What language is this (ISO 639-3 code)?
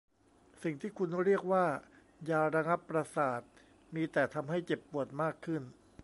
tha